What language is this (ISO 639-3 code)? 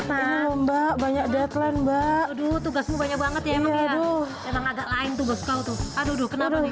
ind